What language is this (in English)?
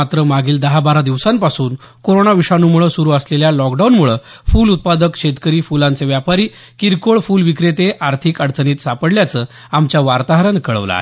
Marathi